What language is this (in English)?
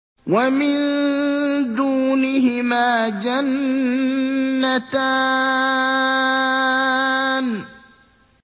Arabic